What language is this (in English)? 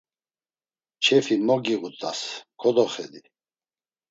Laz